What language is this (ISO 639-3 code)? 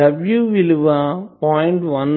tel